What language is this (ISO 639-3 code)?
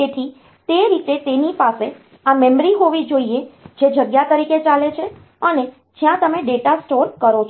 guj